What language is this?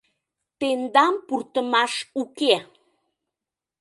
Mari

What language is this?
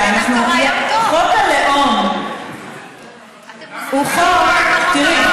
Hebrew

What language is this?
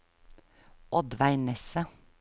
Norwegian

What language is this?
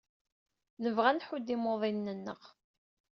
Kabyle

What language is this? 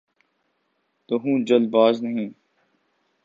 Urdu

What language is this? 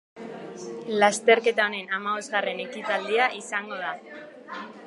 Basque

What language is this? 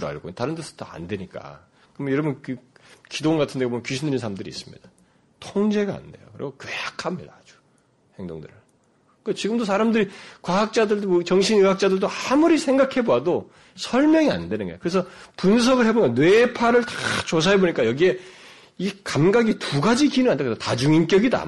Korean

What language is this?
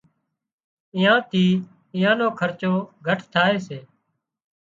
Wadiyara Koli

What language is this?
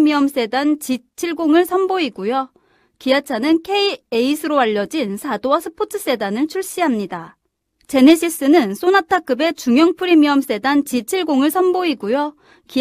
Korean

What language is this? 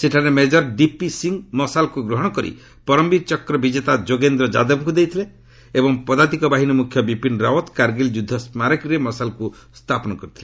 Odia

